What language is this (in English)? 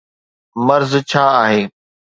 Sindhi